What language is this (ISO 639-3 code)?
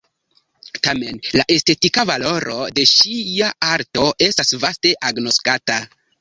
epo